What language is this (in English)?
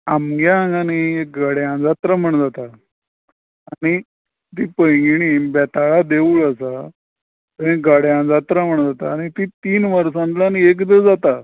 Konkani